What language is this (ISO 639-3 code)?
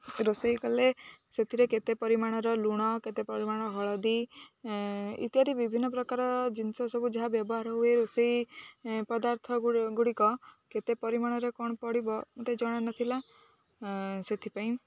ori